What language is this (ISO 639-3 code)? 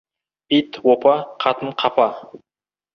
kaz